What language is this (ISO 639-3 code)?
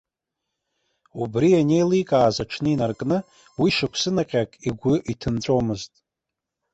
abk